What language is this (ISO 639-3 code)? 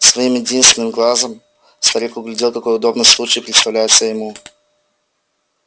rus